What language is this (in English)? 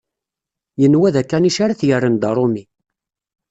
Kabyle